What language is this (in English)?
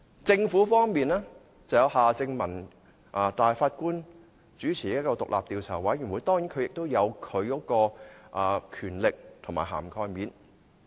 Cantonese